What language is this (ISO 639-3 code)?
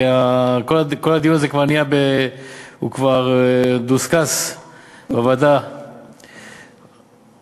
heb